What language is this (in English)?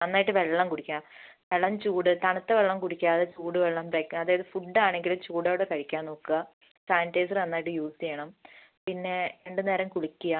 Malayalam